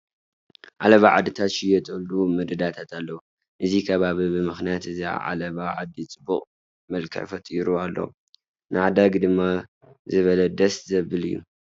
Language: Tigrinya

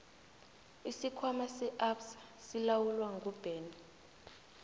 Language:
South Ndebele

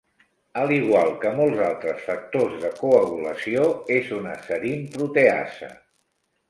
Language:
Catalan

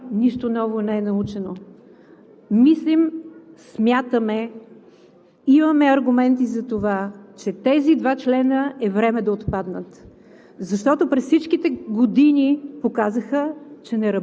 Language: Bulgarian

